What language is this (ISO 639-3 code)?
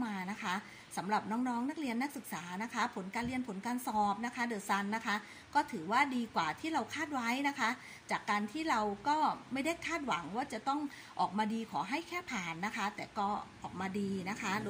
tha